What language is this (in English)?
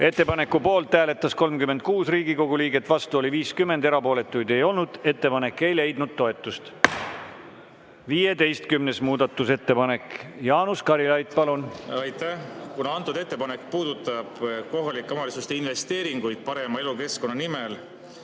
Estonian